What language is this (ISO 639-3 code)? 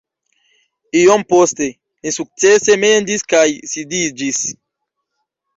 epo